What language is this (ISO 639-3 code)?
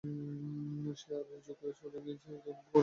ben